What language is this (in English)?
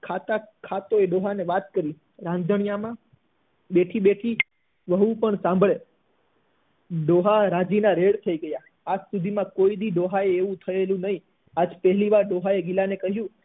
Gujarati